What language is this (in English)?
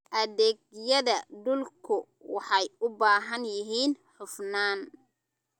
Somali